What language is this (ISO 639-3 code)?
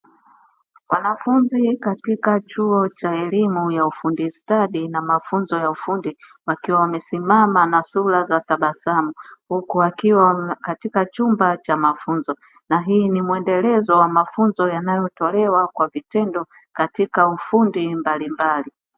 swa